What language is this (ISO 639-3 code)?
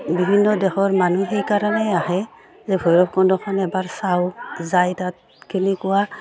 asm